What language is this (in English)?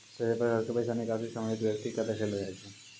Maithili